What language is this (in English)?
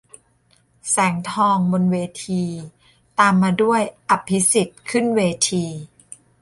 Thai